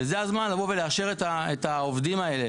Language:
Hebrew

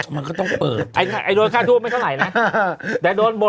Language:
Thai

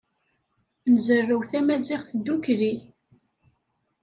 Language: Kabyle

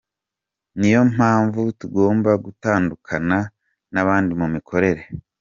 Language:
Kinyarwanda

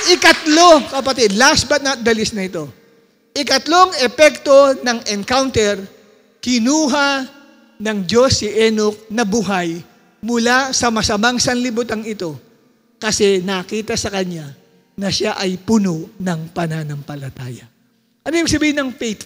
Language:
Filipino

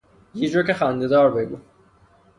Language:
Persian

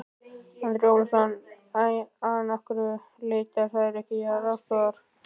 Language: Icelandic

